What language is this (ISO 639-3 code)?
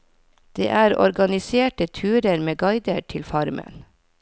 nor